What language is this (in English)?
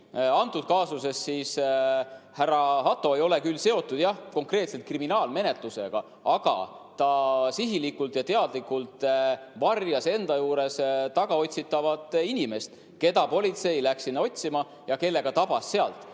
Estonian